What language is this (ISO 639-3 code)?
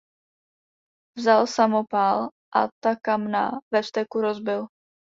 ces